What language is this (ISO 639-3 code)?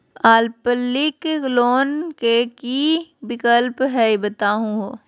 mag